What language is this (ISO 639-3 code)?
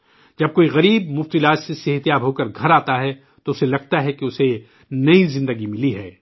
urd